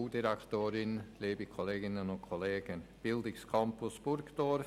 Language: Swiss German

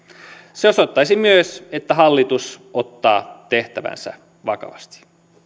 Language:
Finnish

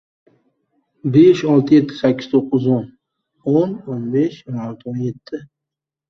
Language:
Uzbek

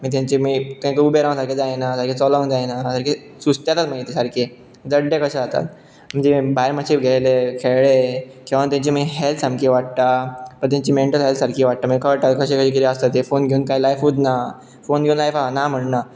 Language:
Konkani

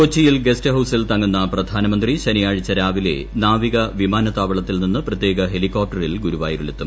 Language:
Malayalam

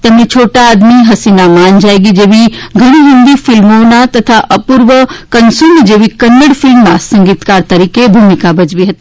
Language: Gujarati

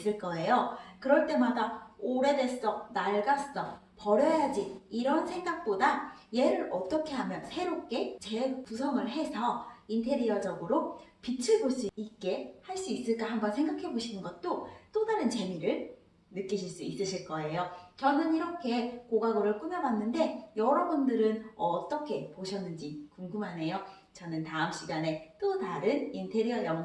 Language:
Korean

